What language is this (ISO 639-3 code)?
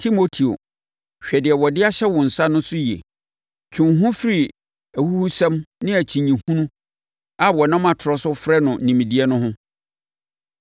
aka